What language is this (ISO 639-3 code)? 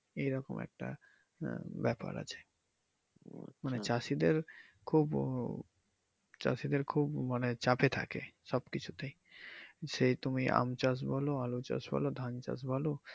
ben